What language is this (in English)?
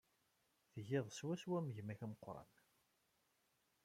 Kabyle